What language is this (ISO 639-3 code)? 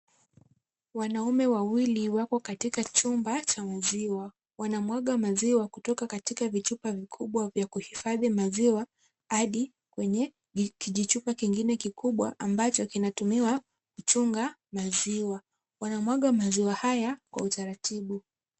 swa